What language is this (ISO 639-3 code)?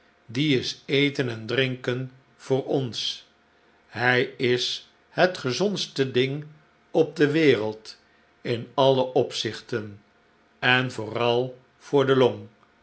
nld